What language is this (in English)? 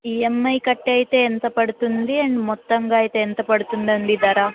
Telugu